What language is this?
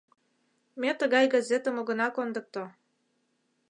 Mari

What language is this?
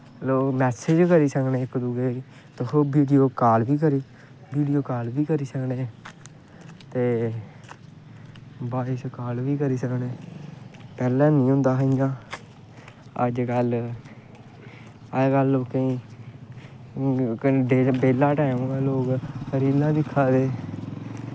Dogri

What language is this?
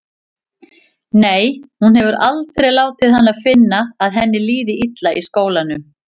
Icelandic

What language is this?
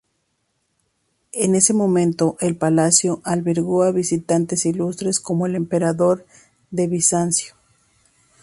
Spanish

